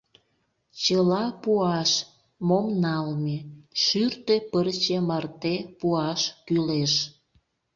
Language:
Mari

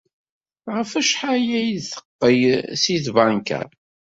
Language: Kabyle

